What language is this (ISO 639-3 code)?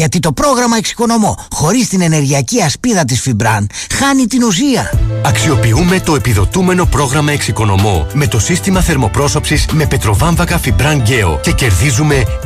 ell